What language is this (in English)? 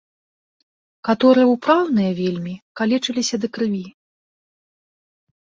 Belarusian